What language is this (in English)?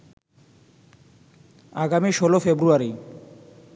Bangla